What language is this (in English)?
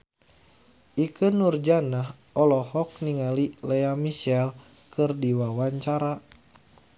Sundanese